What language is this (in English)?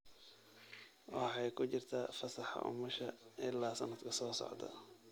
Somali